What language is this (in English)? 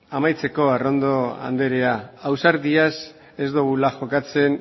Basque